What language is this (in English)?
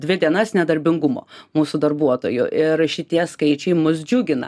Lithuanian